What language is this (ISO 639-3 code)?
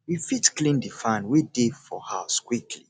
pcm